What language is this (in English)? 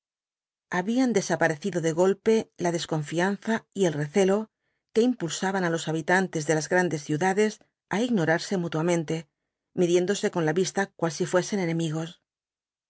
Spanish